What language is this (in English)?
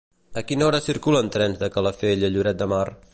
Catalan